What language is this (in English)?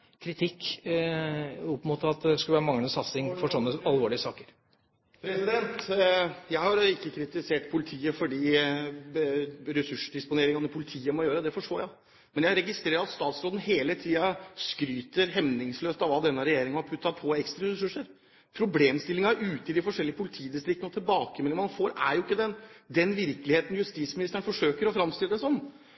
Norwegian Bokmål